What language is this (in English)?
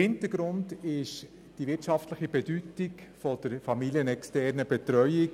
Swiss German